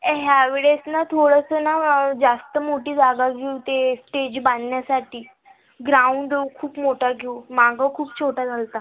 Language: Marathi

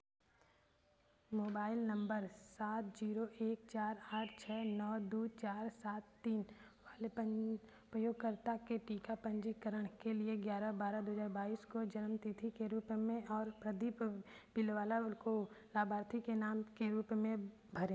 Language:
Hindi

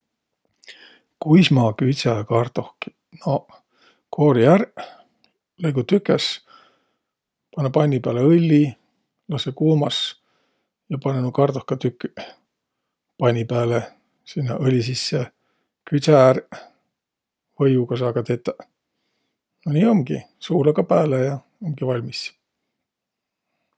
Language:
Võro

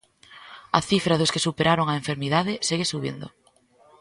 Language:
Galician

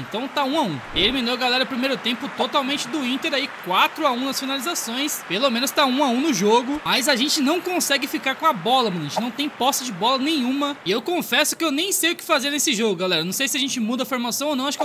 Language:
Portuguese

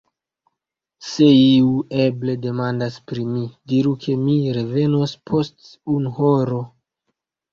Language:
Esperanto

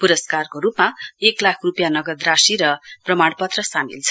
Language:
Nepali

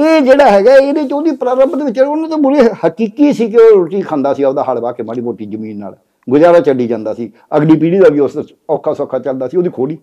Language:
Punjabi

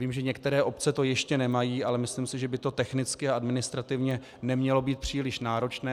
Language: Czech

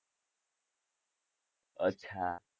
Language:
Gujarati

